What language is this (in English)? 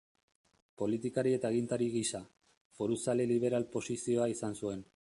Basque